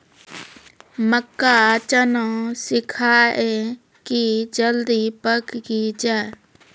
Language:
Maithili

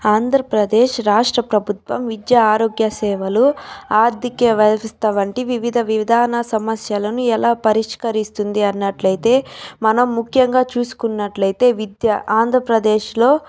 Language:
Telugu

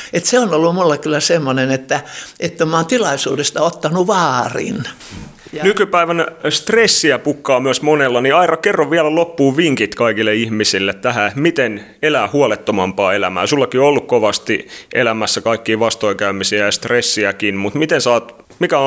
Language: Finnish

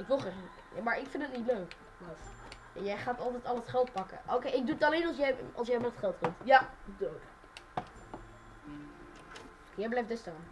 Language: Dutch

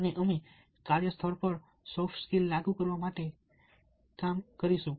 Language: Gujarati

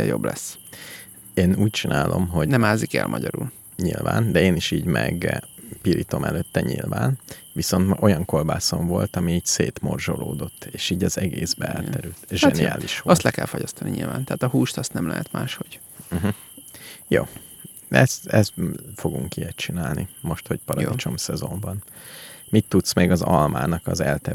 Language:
Hungarian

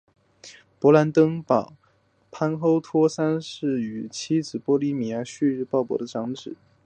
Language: Chinese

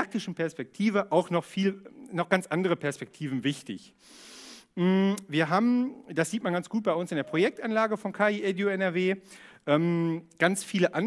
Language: German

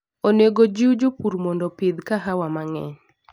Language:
Luo (Kenya and Tanzania)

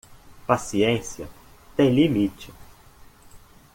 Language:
Portuguese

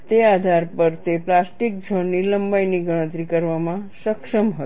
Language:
Gujarati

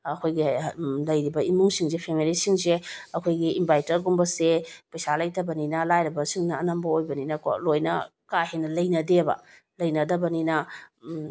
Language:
Manipuri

